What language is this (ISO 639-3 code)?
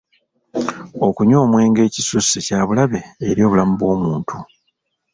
lug